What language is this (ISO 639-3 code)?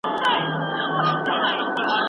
pus